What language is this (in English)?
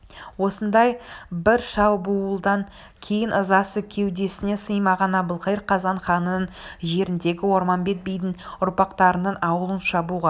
Kazakh